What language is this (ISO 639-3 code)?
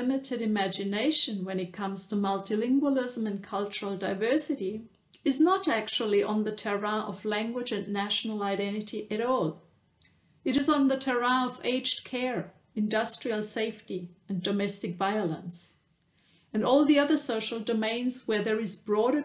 eng